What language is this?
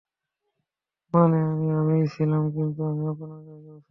Bangla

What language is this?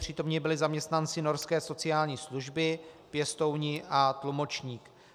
Czech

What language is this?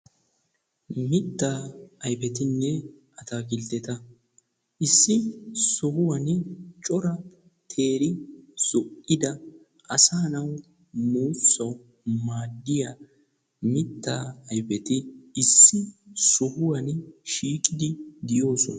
Wolaytta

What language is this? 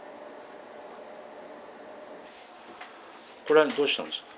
Japanese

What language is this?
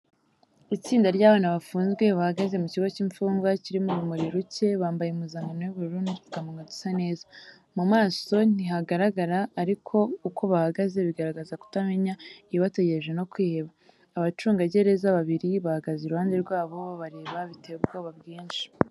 Kinyarwanda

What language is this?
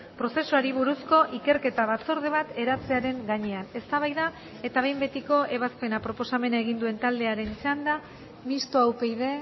Basque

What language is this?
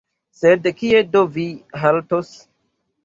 Esperanto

